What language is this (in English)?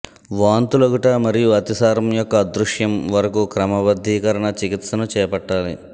Telugu